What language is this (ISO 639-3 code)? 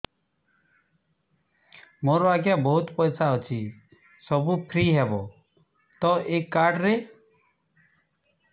ori